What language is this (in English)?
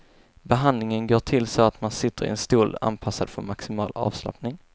Swedish